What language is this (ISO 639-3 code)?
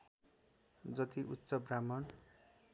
nep